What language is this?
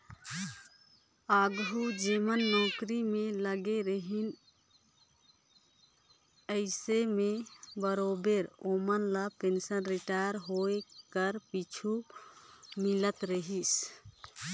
Chhattisgarhi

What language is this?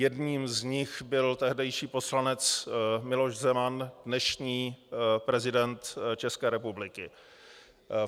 Czech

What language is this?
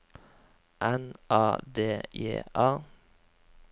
Norwegian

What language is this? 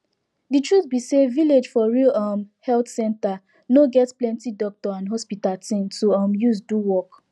Nigerian Pidgin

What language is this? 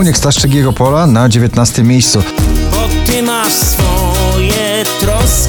Polish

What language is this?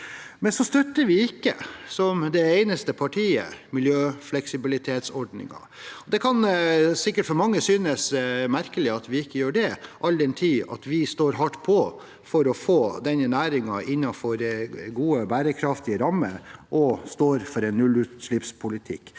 Norwegian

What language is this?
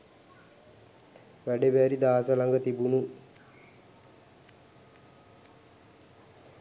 Sinhala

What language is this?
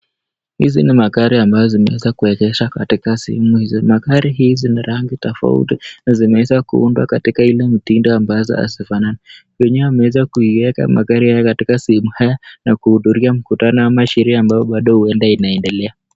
Swahili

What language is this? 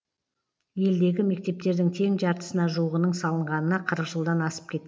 Kazakh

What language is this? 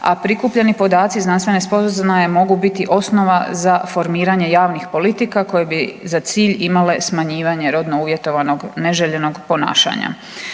Croatian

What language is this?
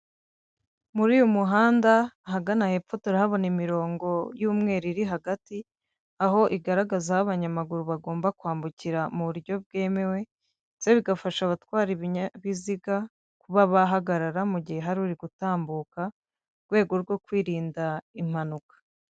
Kinyarwanda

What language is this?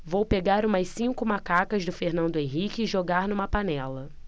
Portuguese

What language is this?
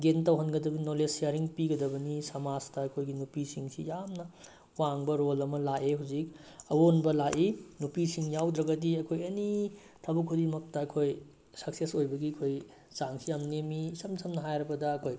Manipuri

